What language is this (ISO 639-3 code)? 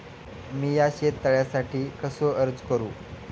mar